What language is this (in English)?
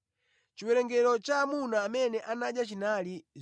Nyanja